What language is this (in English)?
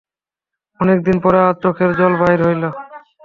Bangla